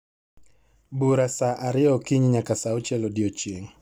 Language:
Luo (Kenya and Tanzania)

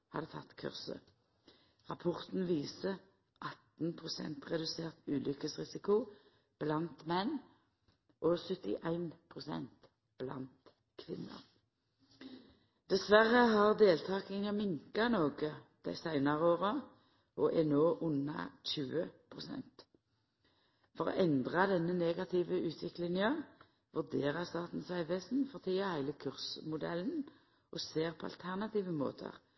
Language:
Norwegian Nynorsk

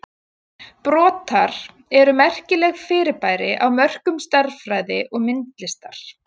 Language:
Icelandic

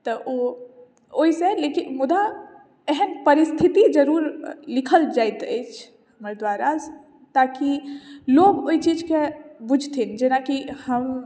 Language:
Maithili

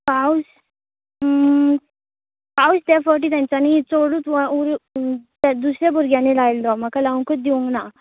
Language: Konkani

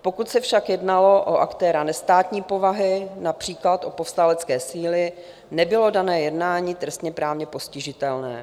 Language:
Czech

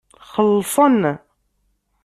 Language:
Kabyle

